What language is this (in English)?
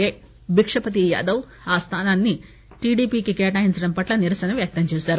Telugu